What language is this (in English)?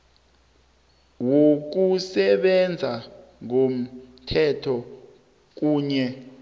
South Ndebele